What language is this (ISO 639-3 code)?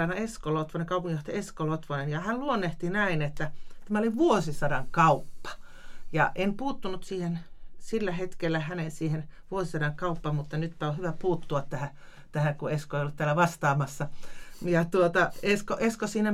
fin